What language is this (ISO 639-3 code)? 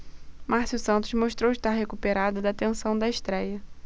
por